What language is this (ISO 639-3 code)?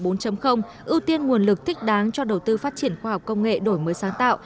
vie